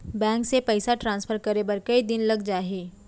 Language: Chhattisgarhi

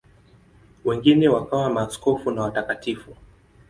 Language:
Swahili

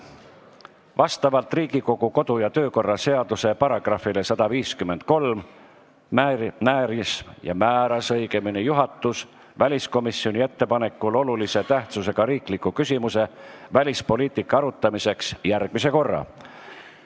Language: Estonian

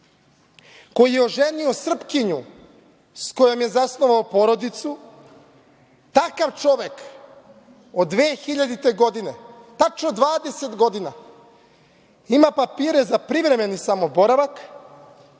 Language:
Serbian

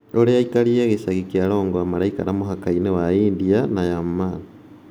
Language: Kikuyu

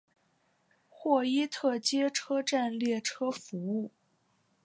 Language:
Chinese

